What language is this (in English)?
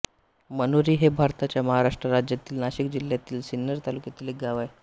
Marathi